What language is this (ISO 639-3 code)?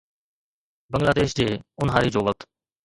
snd